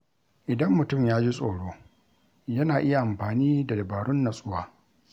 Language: Hausa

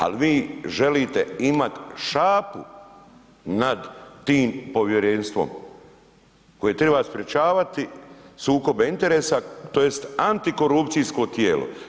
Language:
Croatian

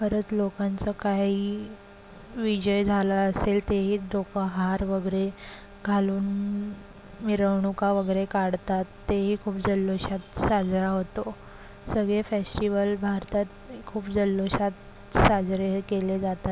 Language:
Marathi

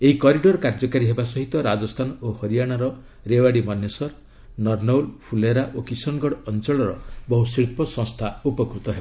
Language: Odia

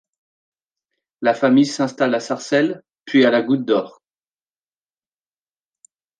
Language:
French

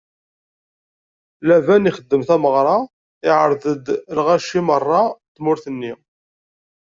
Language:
Kabyle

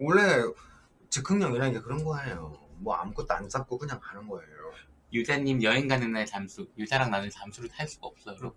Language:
Korean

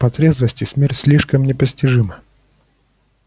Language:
Russian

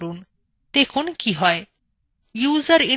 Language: Bangla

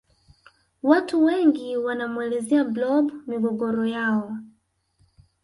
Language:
Swahili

